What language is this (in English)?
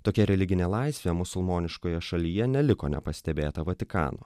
Lithuanian